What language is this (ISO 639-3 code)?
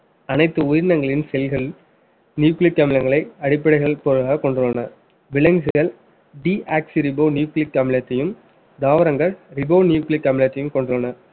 tam